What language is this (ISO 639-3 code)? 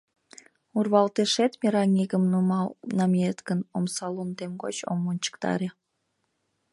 chm